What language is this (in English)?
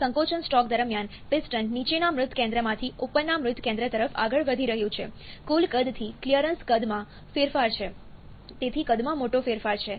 Gujarati